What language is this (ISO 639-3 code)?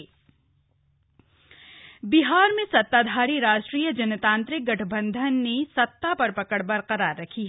hin